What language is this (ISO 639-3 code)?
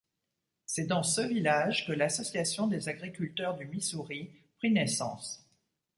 fra